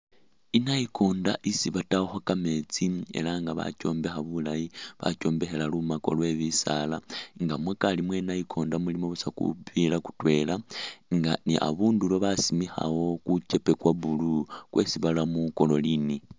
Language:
Masaaba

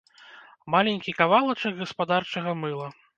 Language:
Belarusian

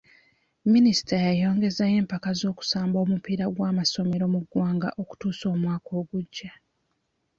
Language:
Ganda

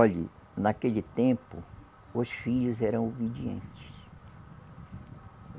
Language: Portuguese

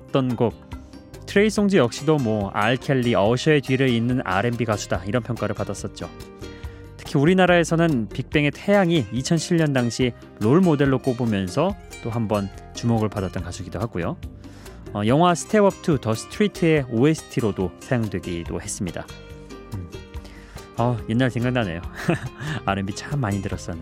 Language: Korean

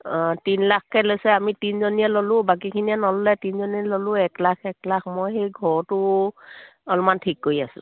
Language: Assamese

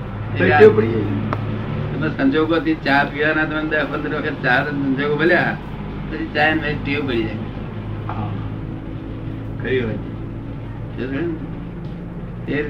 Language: Gujarati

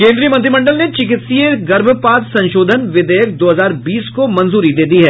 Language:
Hindi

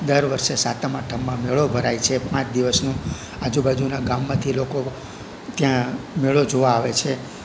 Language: Gujarati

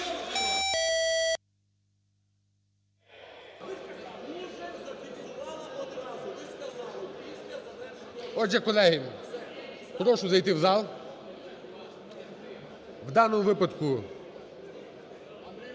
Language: Ukrainian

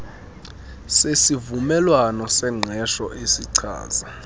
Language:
Xhosa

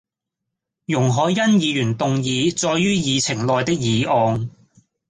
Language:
Cantonese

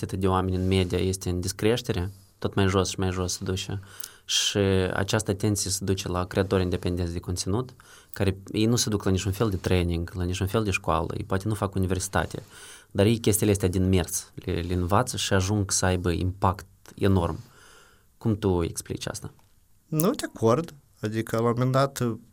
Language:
Romanian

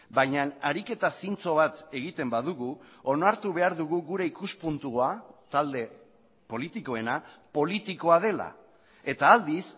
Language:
Basque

